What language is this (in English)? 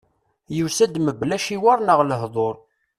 Kabyle